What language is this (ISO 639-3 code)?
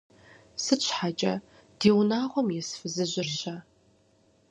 kbd